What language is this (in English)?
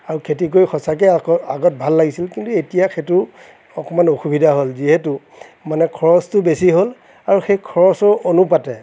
Assamese